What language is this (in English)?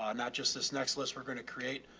English